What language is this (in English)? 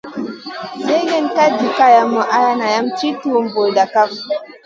Masana